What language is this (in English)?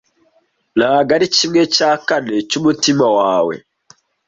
Kinyarwanda